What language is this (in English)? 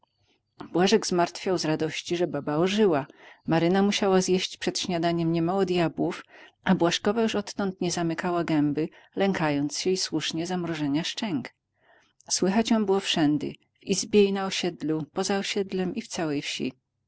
Polish